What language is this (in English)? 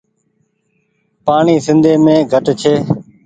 Goaria